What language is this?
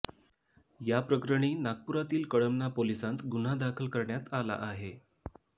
Marathi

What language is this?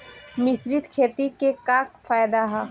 Bhojpuri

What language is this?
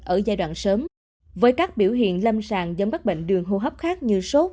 Vietnamese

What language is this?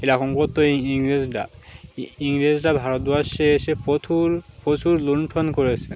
Bangla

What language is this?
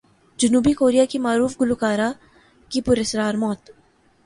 Urdu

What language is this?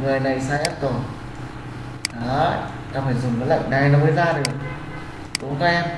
Vietnamese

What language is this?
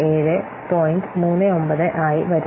Malayalam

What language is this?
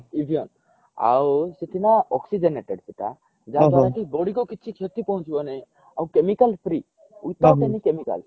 Odia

